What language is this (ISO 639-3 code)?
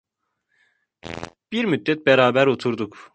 tur